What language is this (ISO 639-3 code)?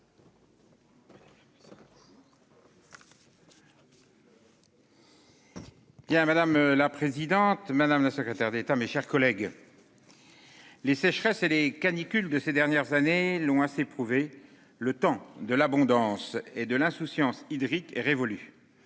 fra